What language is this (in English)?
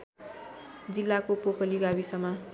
Nepali